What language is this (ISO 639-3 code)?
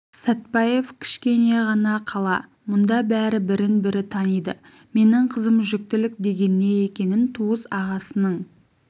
kaz